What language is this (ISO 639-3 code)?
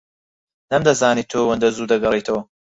ckb